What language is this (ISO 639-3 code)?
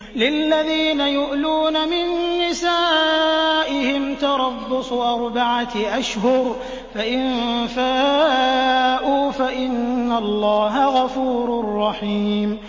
ara